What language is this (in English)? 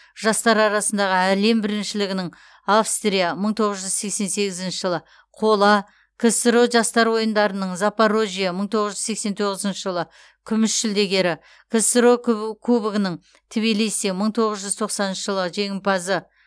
Kazakh